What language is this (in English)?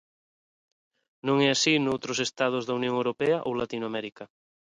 Galician